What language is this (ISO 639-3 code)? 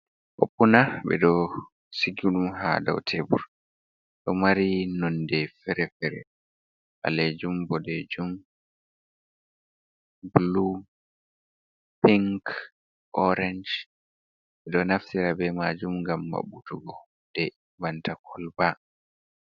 ful